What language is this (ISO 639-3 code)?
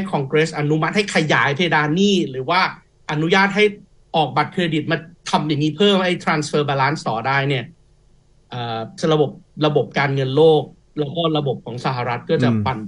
tha